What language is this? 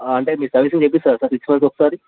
Telugu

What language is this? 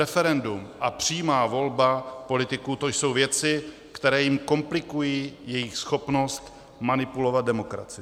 Czech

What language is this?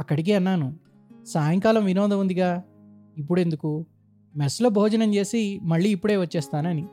Telugu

